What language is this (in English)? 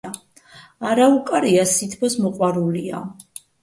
Georgian